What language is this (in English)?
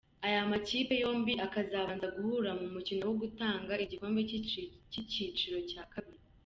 Kinyarwanda